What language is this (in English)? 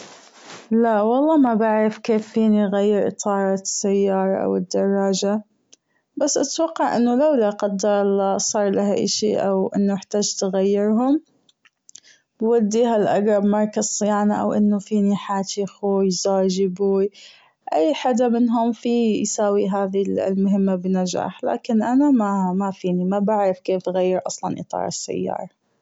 Gulf Arabic